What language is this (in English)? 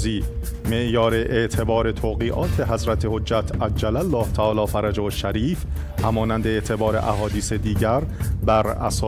Persian